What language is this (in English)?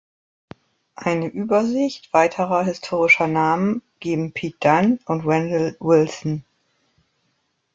German